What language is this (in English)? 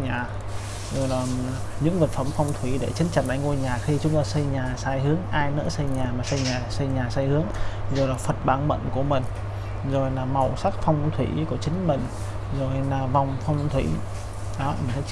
Vietnamese